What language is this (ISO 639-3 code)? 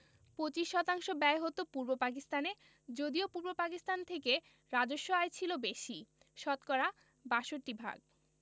ben